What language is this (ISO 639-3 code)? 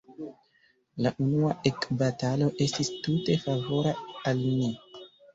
epo